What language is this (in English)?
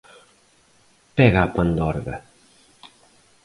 Portuguese